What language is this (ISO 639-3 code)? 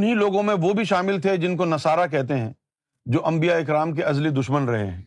urd